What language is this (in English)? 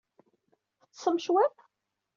Kabyle